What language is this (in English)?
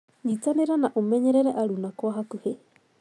Kikuyu